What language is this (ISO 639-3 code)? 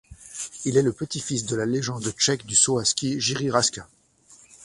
fra